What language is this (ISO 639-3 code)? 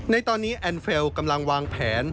tha